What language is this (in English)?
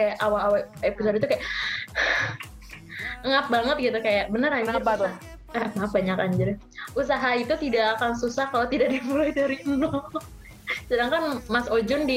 Indonesian